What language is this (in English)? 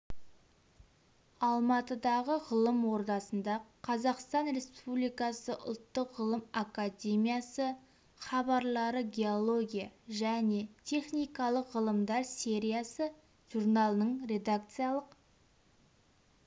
Kazakh